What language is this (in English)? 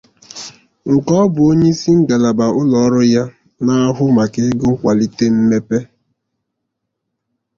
Igbo